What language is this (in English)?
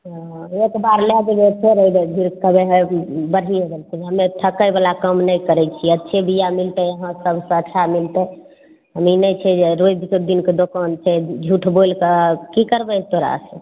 Maithili